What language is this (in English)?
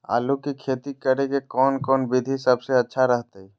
Magahi